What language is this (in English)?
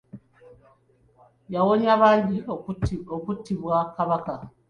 Ganda